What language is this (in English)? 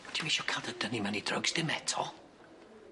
Welsh